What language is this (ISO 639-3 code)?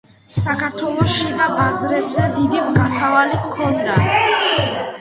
kat